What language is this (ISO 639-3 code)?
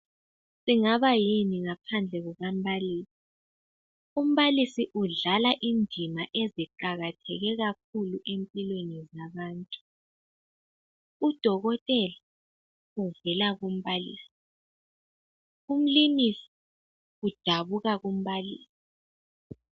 nde